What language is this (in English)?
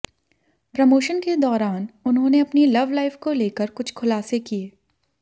Hindi